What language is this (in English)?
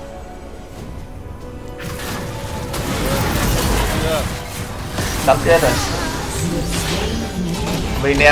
Vietnamese